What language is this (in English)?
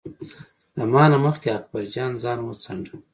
Pashto